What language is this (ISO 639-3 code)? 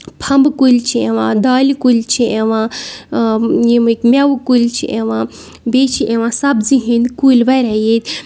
kas